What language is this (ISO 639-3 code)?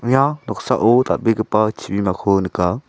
grt